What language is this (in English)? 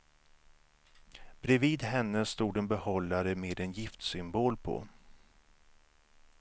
Swedish